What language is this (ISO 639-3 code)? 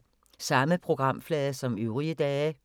dan